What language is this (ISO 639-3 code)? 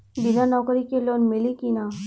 bho